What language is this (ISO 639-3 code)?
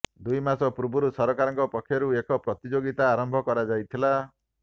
ori